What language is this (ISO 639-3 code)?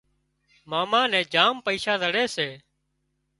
kxp